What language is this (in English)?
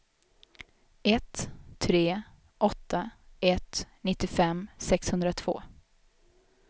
Swedish